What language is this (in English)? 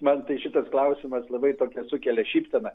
Lithuanian